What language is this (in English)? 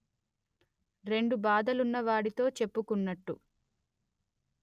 Telugu